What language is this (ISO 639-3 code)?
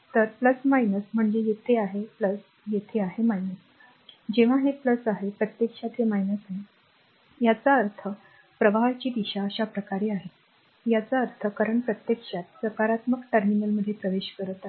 mar